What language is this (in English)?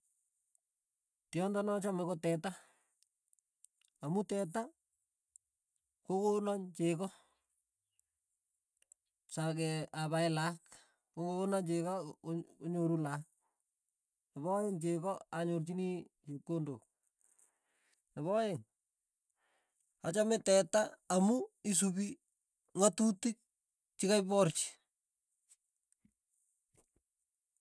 Tugen